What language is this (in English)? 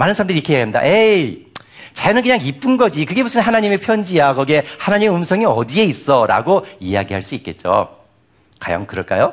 Korean